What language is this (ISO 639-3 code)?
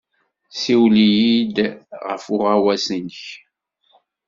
kab